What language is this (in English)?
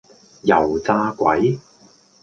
Cantonese